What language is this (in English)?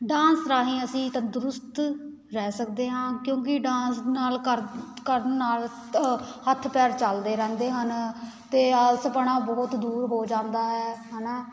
Punjabi